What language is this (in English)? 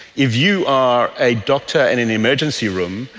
English